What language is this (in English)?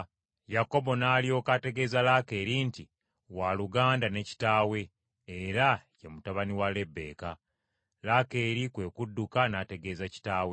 Ganda